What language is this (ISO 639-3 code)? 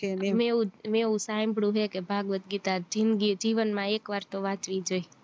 guj